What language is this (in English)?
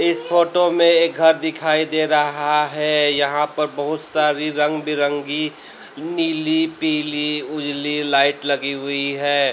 Hindi